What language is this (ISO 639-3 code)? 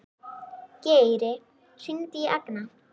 isl